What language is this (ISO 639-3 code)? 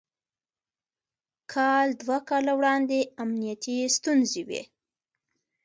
pus